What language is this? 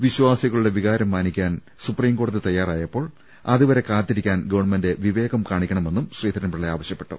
Malayalam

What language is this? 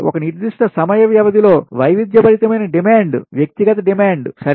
Telugu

